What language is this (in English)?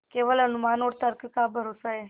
Hindi